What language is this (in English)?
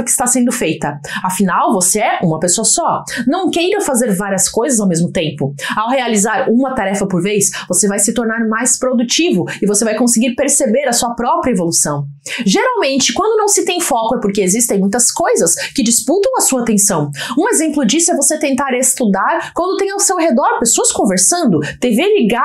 Portuguese